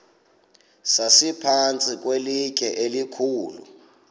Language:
Xhosa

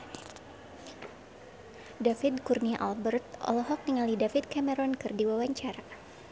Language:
Sundanese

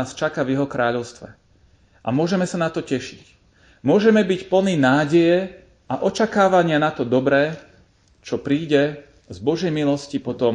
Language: Slovak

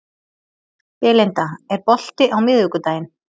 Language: Icelandic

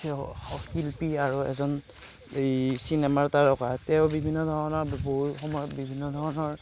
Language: Assamese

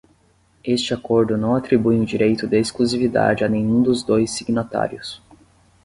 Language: Portuguese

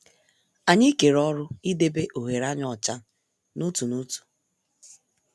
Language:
Igbo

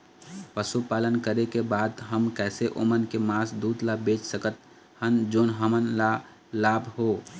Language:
Chhattisgarhi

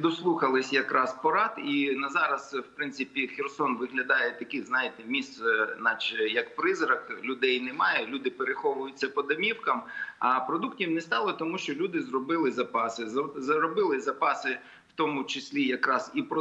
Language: Ukrainian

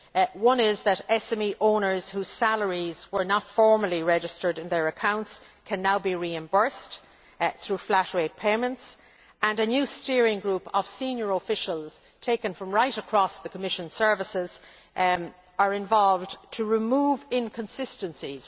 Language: English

